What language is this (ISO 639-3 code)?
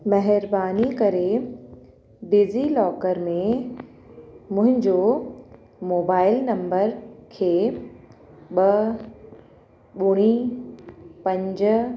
snd